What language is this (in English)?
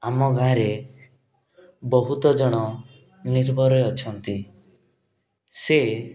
Odia